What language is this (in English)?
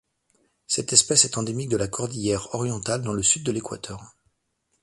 French